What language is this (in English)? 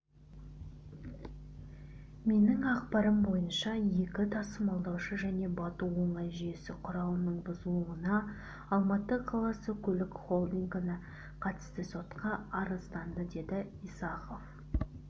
Kazakh